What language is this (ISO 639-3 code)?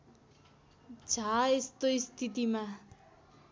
nep